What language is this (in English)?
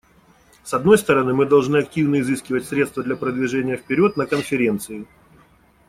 Russian